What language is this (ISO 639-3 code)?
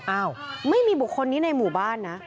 tha